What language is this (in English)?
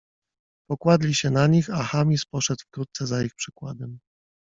Polish